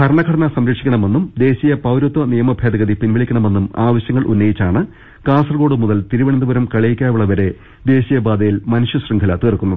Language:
Malayalam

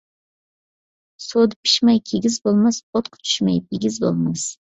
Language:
Uyghur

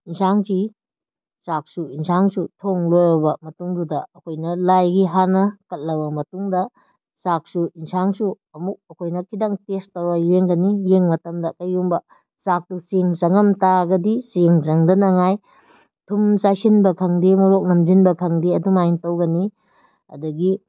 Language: Manipuri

